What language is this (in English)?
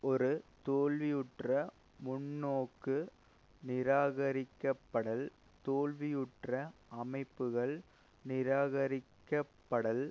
Tamil